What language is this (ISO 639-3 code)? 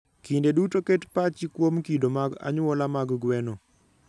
luo